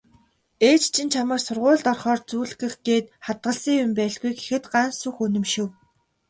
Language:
Mongolian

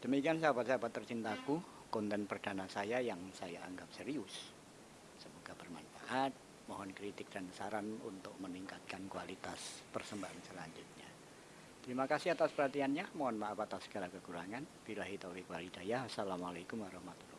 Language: Indonesian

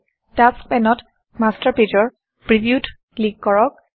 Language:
Assamese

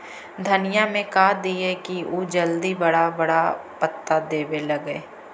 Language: Magahi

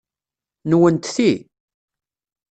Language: Kabyle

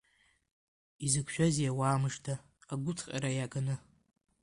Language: Abkhazian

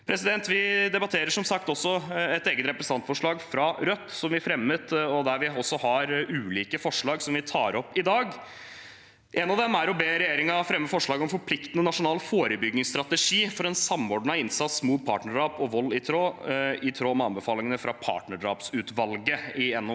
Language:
Norwegian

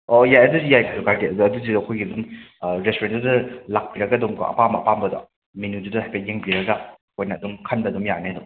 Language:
Manipuri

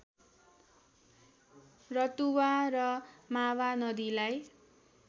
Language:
Nepali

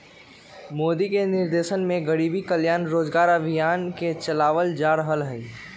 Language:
Magahi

